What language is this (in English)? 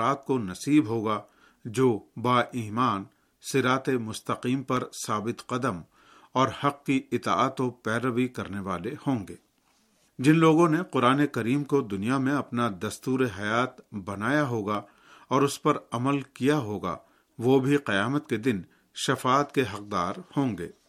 Urdu